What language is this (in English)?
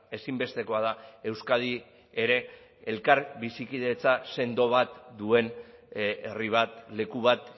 Basque